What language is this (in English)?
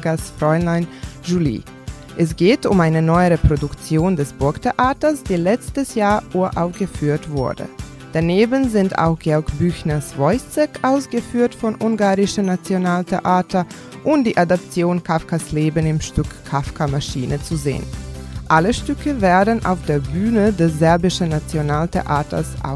German